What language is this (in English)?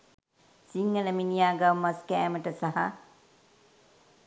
Sinhala